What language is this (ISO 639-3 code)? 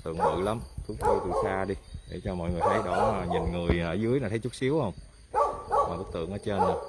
vie